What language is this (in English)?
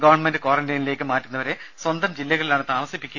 Malayalam